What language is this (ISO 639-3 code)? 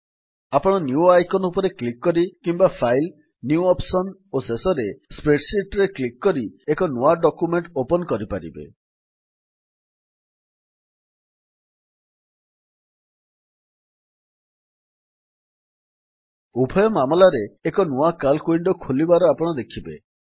ori